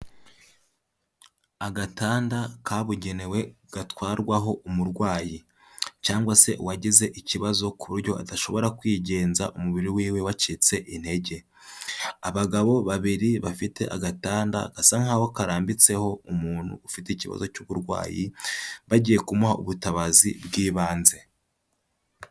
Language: Kinyarwanda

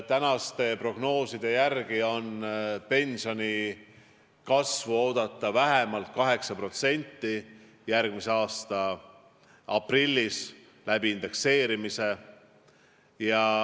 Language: Estonian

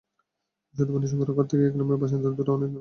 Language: Bangla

